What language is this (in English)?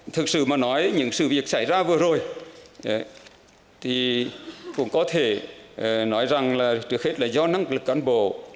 Vietnamese